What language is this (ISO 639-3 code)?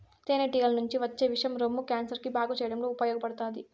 tel